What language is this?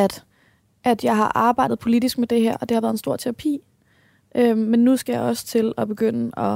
Danish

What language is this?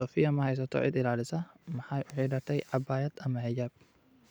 Somali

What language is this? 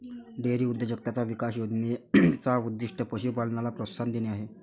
Marathi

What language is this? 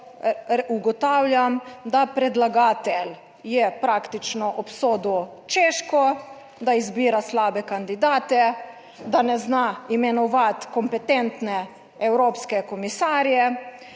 Slovenian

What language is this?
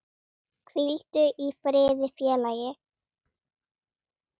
Icelandic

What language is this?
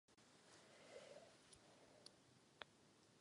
Czech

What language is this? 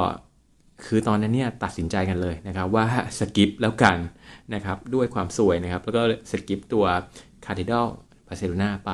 Thai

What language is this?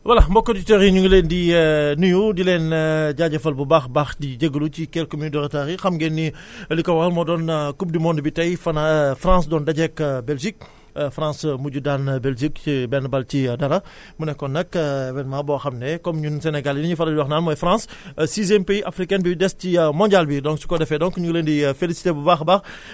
Wolof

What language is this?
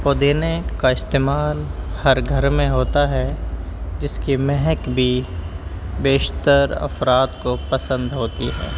Urdu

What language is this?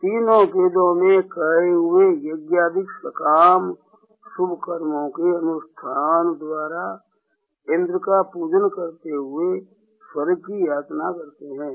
Hindi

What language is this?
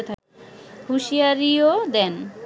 Bangla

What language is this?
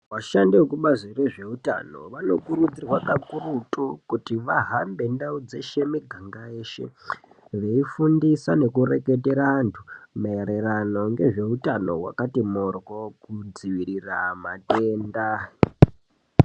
Ndau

